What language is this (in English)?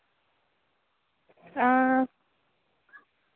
Dogri